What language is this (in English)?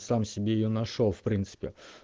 Russian